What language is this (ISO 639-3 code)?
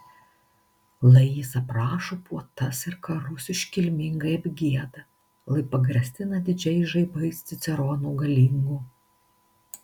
lit